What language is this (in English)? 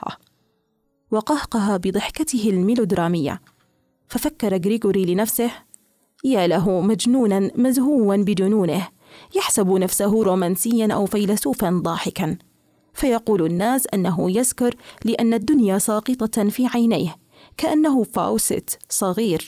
Arabic